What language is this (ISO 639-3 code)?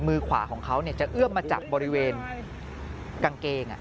tha